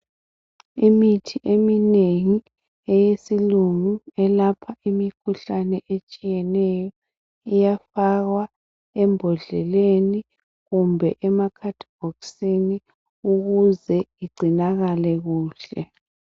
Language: North Ndebele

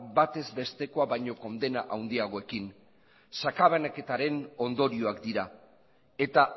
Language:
Basque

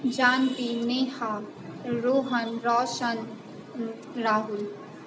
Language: Maithili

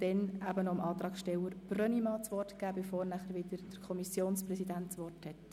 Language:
Swiss German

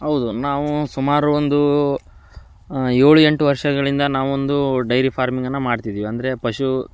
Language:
Kannada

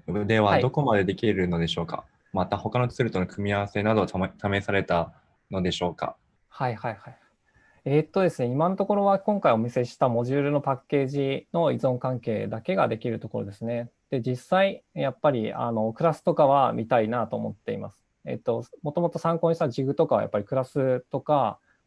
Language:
Japanese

